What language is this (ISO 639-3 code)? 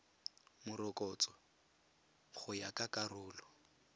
tsn